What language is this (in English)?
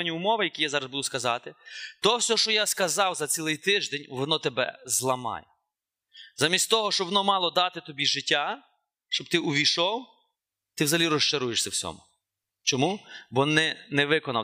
Ukrainian